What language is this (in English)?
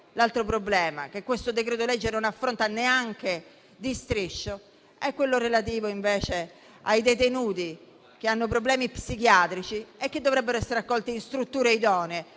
Italian